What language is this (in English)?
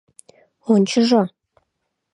Mari